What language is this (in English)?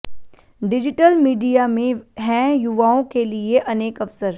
Hindi